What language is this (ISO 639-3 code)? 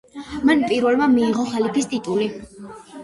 kat